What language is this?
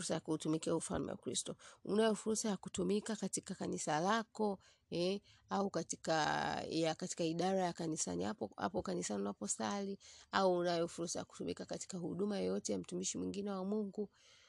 Swahili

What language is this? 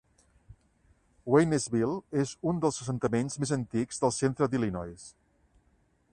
Catalan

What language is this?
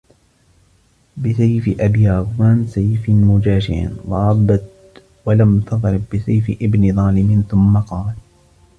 Arabic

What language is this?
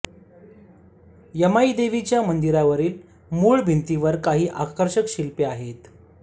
Marathi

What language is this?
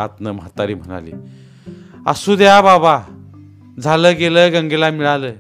Marathi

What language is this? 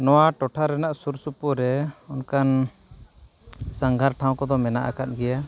Santali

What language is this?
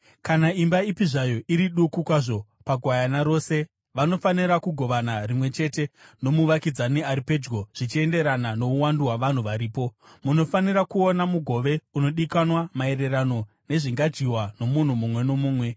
Shona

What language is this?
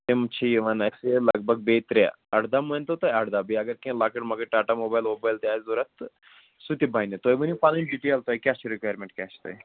Kashmiri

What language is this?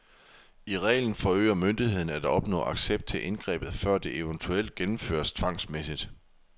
Danish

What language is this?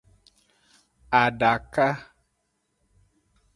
Aja (Benin)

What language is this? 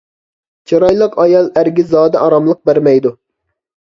Uyghur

